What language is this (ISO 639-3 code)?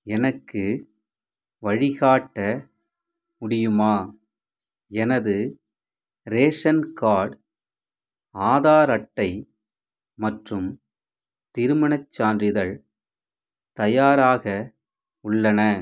tam